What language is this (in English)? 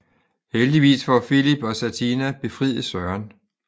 Danish